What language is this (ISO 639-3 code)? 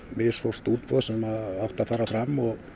isl